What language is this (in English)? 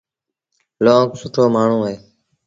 Sindhi Bhil